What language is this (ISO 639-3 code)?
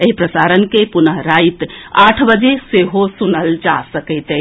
mai